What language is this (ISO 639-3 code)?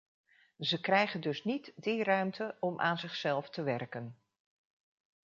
nld